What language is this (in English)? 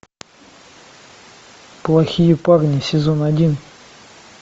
Russian